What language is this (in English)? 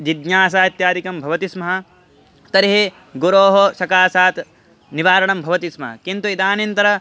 Sanskrit